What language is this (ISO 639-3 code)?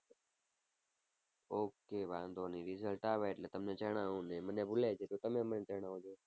guj